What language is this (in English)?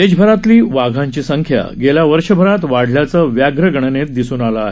Marathi